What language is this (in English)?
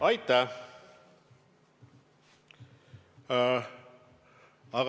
Estonian